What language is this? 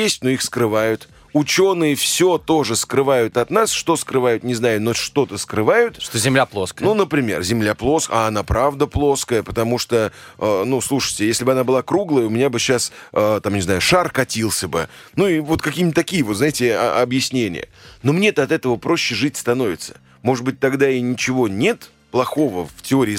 Russian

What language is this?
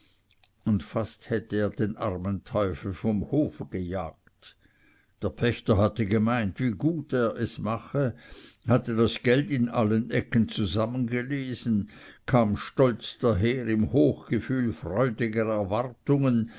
German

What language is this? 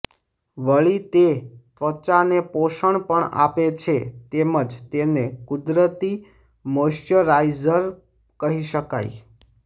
Gujarati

